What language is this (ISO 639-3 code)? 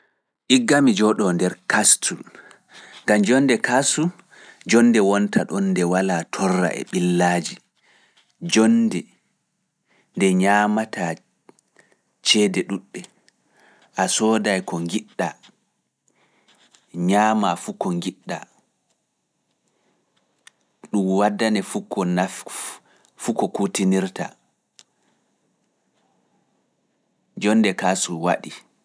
ful